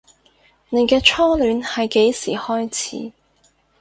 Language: Cantonese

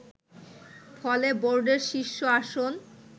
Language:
Bangla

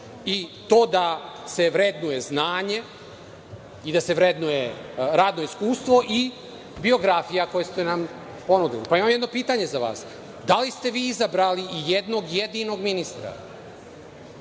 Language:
Serbian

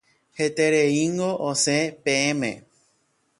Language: Guarani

